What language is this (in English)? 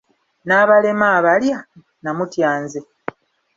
Ganda